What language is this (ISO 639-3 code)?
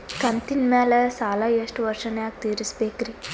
kan